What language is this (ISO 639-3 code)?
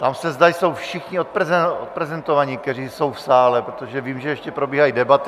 ces